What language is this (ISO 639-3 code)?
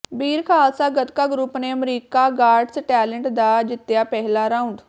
pan